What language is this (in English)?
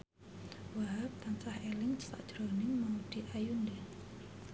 Javanese